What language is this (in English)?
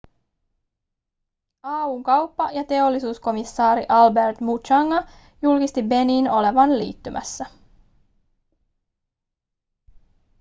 Finnish